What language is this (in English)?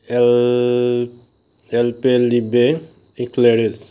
Assamese